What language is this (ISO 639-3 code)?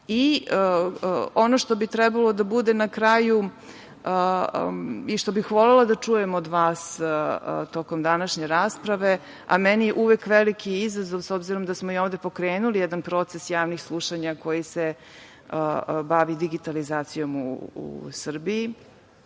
srp